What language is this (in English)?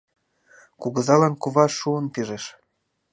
Mari